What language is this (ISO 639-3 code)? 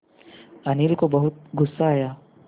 hin